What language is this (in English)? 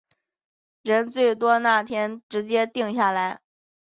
Chinese